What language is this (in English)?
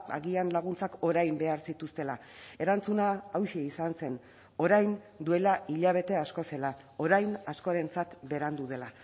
Basque